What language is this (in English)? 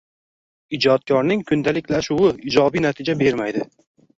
Uzbek